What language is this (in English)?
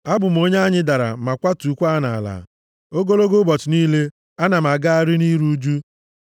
Igbo